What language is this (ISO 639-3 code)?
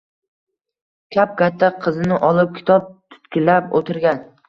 uzb